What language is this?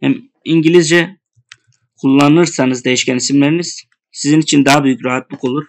Turkish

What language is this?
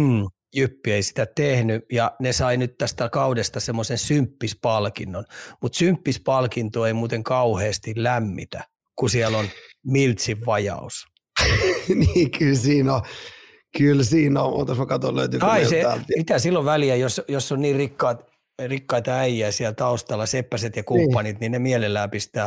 Finnish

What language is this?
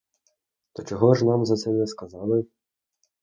Ukrainian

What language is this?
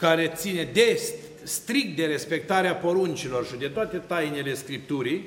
Romanian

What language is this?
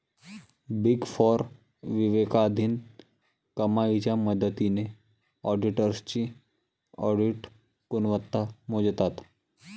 Marathi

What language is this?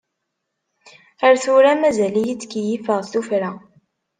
Kabyle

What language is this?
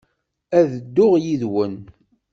Kabyle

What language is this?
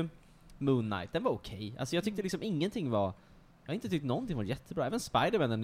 Swedish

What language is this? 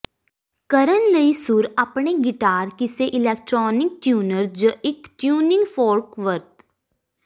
Punjabi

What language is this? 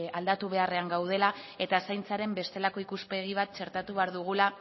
Basque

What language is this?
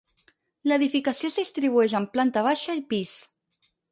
Catalan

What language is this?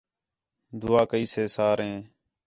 Khetrani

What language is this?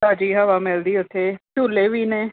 Punjabi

